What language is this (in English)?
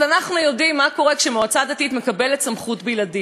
Hebrew